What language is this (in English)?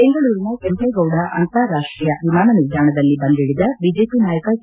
Kannada